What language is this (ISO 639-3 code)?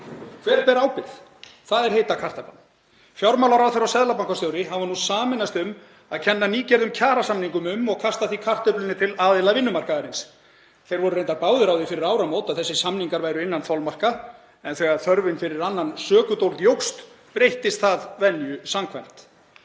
isl